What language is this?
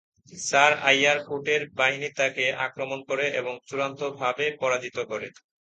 Bangla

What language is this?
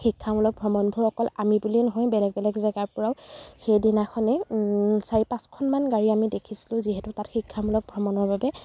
Assamese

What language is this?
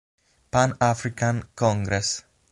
Italian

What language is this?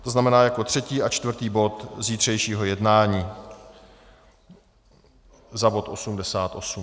Czech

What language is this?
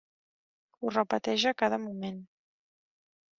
Catalan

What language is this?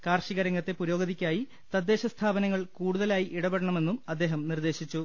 Malayalam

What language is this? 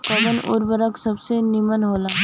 Bhojpuri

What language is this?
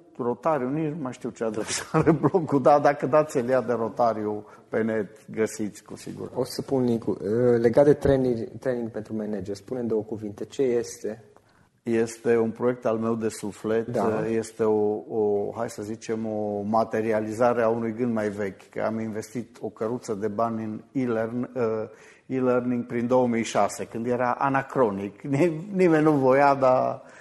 Romanian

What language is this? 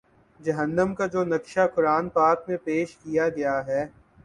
Urdu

